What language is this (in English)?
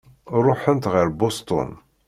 Kabyle